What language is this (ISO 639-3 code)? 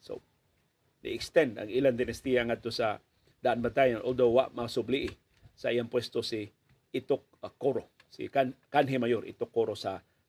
fil